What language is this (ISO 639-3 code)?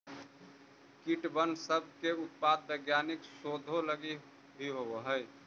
mag